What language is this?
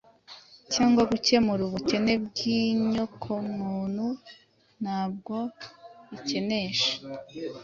Kinyarwanda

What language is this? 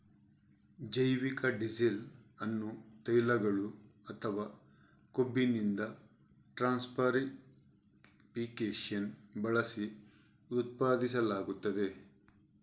Kannada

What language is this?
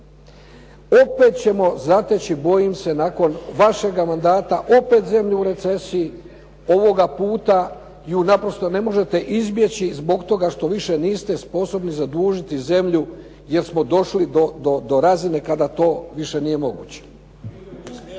Croatian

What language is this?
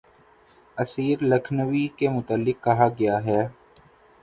Urdu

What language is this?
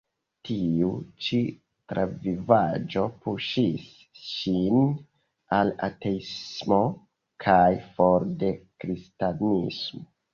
Esperanto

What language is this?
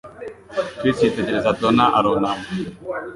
Kinyarwanda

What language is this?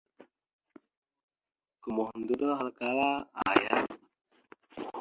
Mada (Cameroon)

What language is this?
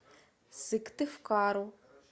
Russian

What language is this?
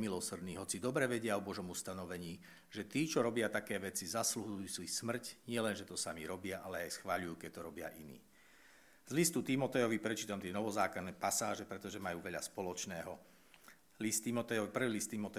Slovak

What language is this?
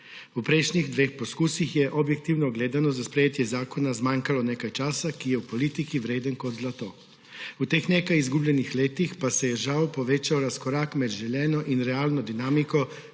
Slovenian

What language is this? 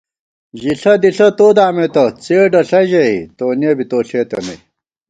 Gawar-Bati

